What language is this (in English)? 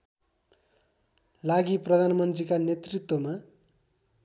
Nepali